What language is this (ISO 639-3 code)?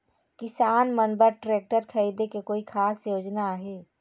hne